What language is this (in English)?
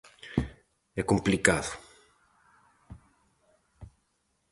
Galician